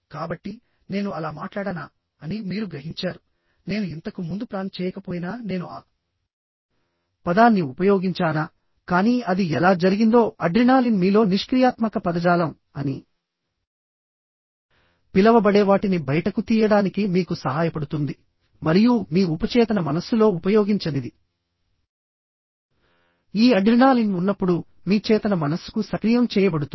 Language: Telugu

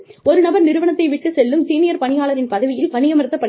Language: Tamil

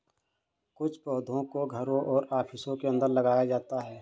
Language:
Hindi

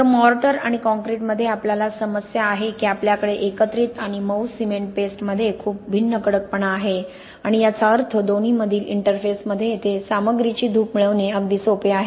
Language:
Marathi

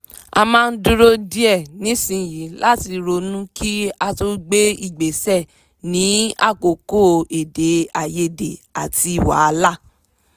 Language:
Yoruba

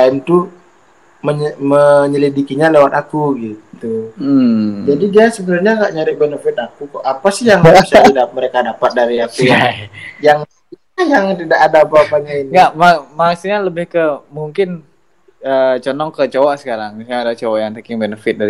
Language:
Indonesian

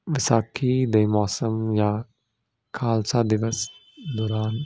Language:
Punjabi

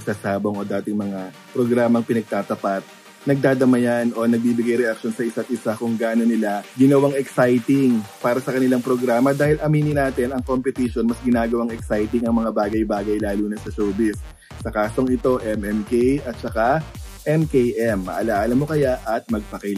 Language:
Filipino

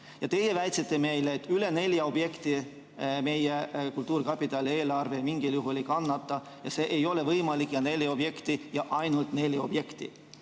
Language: Estonian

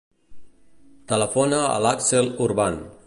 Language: Catalan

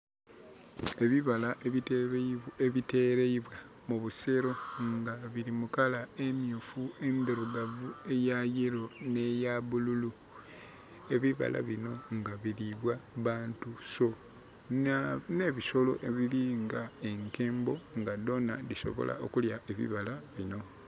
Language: Soga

